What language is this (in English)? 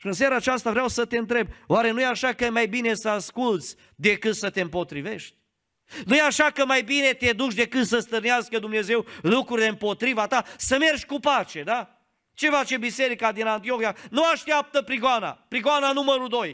Romanian